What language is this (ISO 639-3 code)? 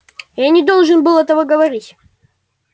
rus